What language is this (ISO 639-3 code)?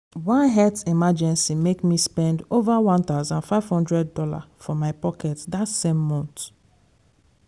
pcm